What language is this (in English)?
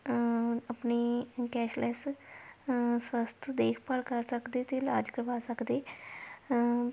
Punjabi